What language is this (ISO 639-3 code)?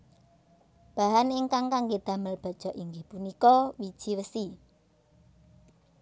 jav